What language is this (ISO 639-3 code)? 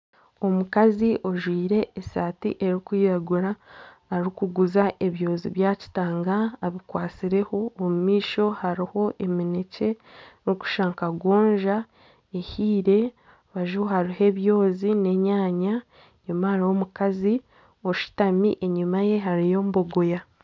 nyn